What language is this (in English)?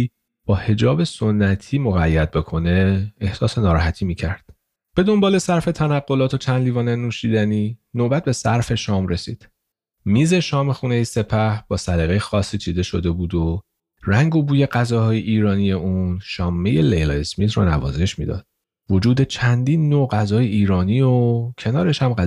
Persian